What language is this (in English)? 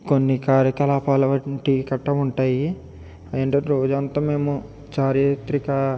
Telugu